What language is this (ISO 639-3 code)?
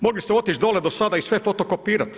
hrv